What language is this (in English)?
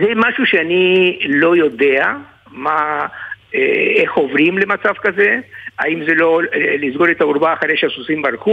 Hebrew